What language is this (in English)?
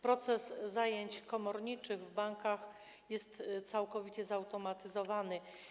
Polish